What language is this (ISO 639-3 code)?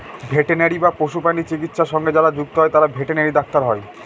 ben